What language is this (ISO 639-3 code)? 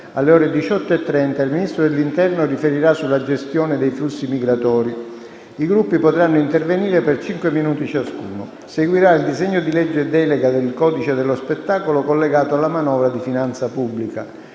ita